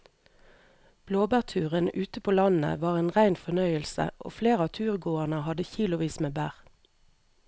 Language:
Norwegian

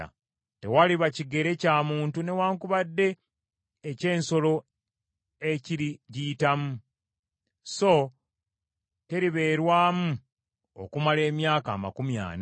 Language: Ganda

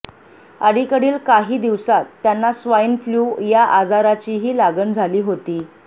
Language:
Marathi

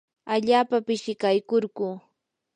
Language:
Yanahuanca Pasco Quechua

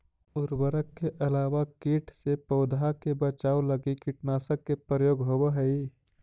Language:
Magahi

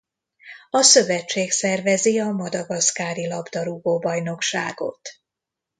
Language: Hungarian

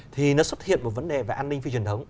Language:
Vietnamese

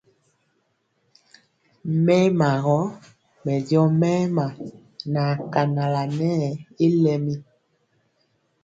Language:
Mpiemo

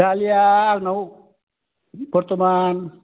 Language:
Bodo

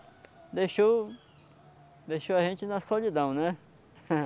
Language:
Portuguese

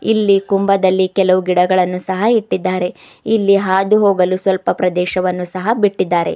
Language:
Kannada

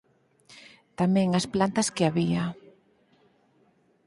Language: Galician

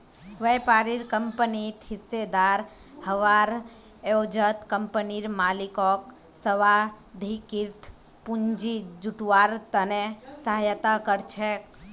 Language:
Magahi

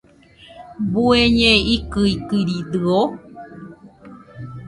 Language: Nüpode Huitoto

